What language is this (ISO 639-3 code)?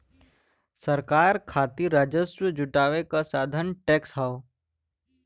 bho